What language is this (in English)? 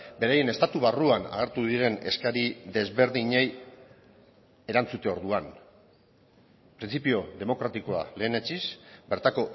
Basque